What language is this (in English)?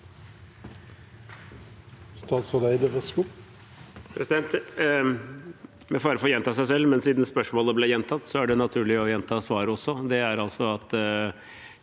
Norwegian